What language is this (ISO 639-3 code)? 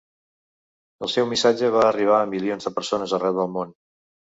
cat